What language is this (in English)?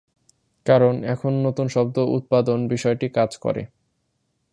Bangla